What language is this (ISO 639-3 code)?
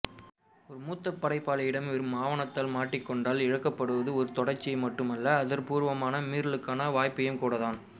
tam